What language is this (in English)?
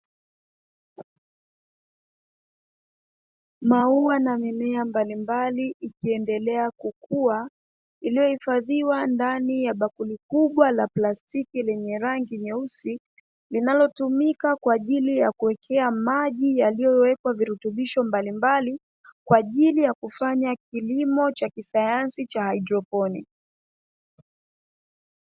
Swahili